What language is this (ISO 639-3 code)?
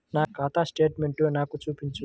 tel